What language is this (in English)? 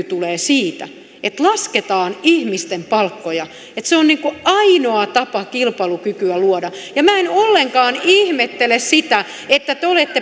Finnish